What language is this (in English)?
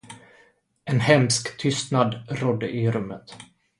Swedish